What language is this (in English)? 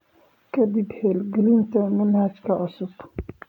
Somali